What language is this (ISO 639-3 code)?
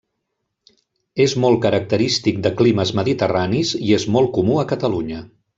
cat